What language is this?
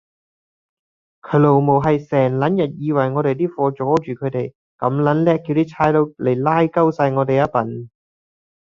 Cantonese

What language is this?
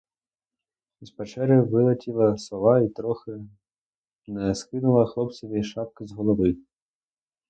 Ukrainian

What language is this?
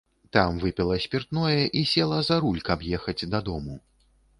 Belarusian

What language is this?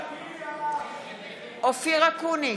Hebrew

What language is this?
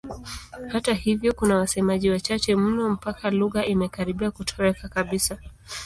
Swahili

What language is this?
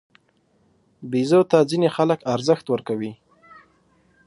Pashto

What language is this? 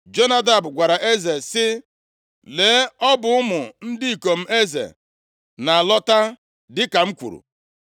Igbo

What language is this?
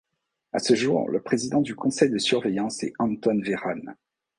French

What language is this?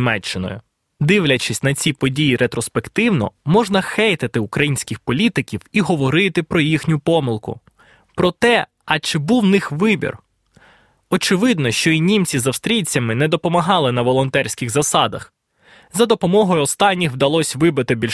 Ukrainian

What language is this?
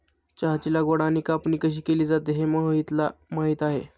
Marathi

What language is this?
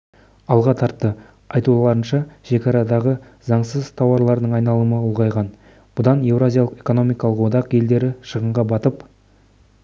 Kazakh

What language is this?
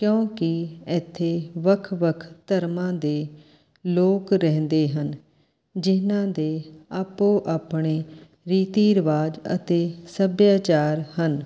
Punjabi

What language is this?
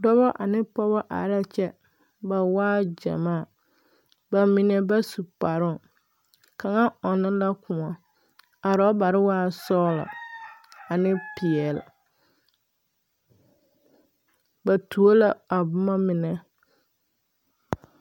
Southern Dagaare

